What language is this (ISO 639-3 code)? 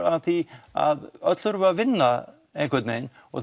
isl